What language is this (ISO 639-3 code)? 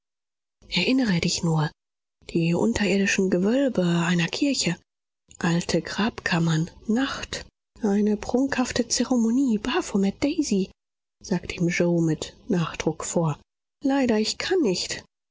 deu